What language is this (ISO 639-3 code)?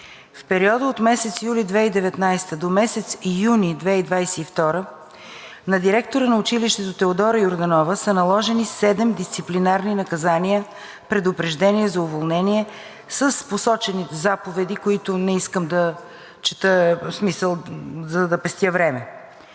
bul